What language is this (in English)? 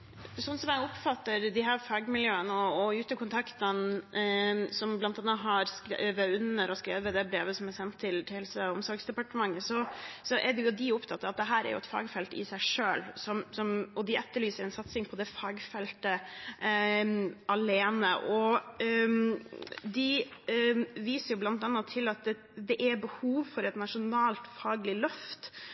Norwegian Bokmål